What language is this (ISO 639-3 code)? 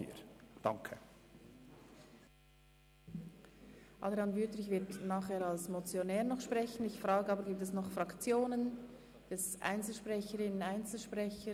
gsw